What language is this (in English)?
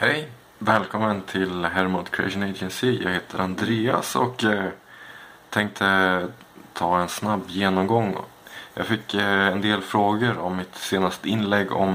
Swedish